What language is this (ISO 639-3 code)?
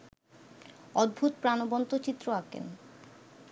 ben